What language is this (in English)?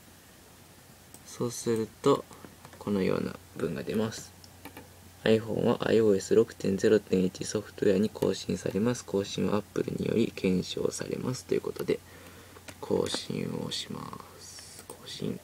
Japanese